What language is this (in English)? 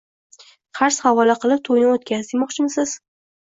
Uzbek